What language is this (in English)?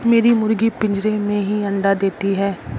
Hindi